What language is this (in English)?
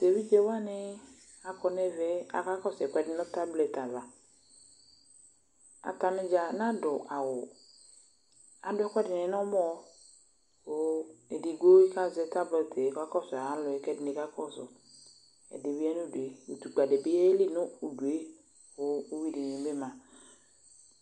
Ikposo